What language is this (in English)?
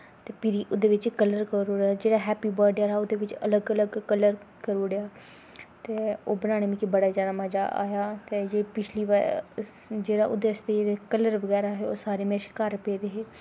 Dogri